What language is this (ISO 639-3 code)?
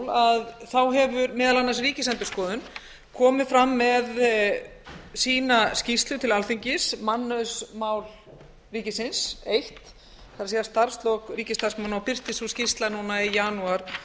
isl